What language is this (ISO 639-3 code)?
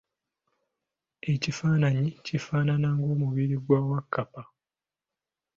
lug